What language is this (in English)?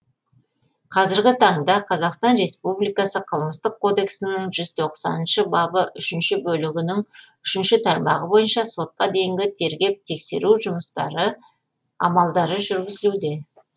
Kazakh